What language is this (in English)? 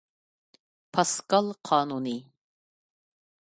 Uyghur